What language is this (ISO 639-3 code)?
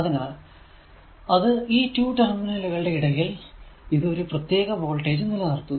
mal